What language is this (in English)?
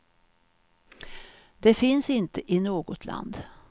Swedish